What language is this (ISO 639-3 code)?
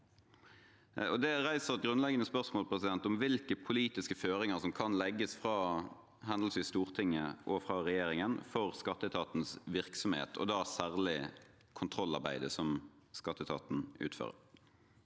nor